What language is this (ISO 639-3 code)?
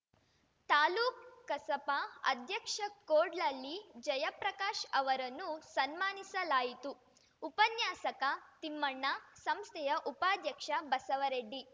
kan